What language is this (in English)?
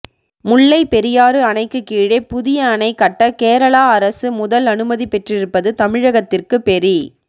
Tamil